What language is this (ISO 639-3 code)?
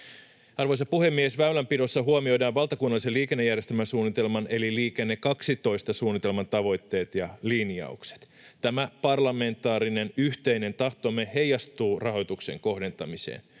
fin